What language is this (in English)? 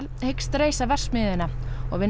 Icelandic